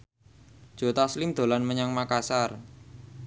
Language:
Javanese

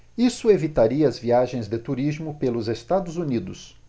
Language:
Portuguese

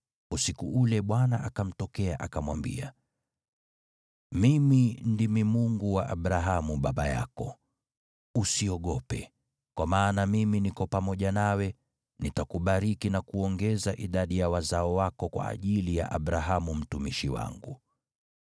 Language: Swahili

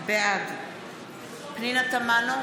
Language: Hebrew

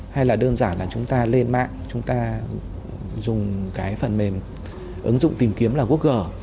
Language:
Vietnamese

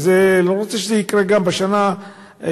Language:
Hebrew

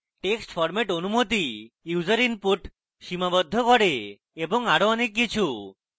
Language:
Bangla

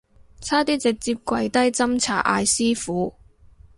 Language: Cantonese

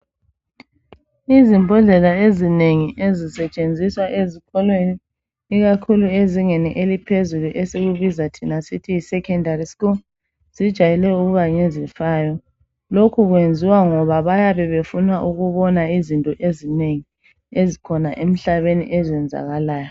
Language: North Ndebele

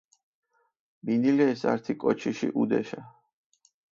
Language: Mingrelian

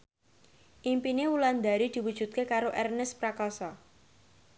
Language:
Javanese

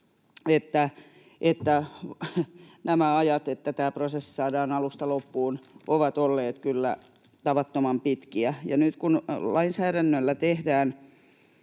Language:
Finnish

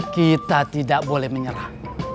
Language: Indonesian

